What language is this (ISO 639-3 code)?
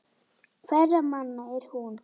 isl